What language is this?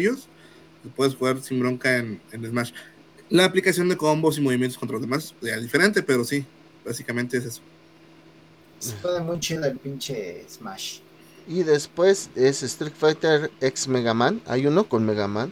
Spanish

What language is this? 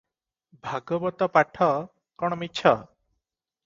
Odia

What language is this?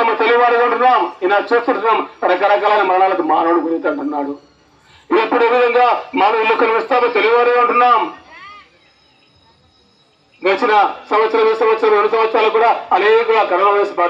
Romanian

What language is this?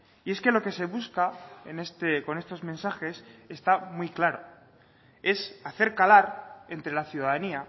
Spanish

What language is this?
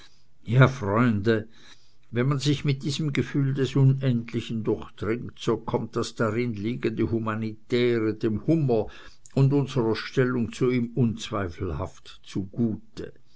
German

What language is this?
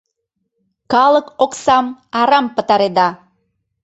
Mari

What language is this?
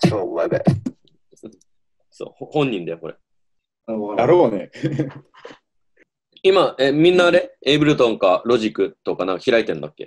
Japanese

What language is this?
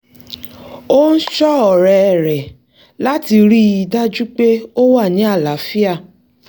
Yoruba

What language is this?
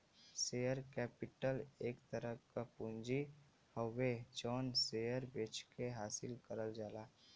Bhojpuri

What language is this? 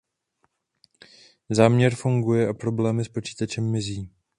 Czech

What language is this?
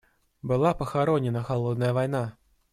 Russian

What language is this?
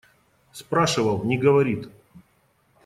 Russian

